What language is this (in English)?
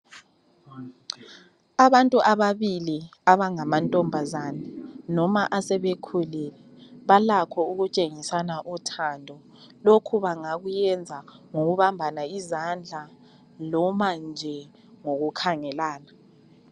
North Ndebele